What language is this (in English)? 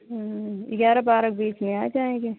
Hindi